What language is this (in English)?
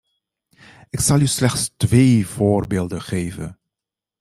Dutch